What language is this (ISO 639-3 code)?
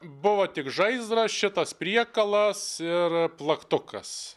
lit